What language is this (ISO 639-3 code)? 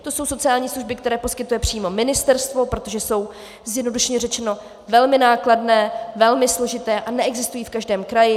ces